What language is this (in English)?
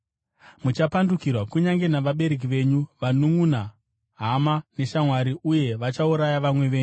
Shona